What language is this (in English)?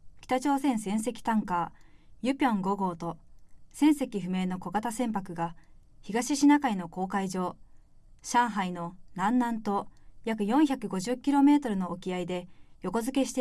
Japanese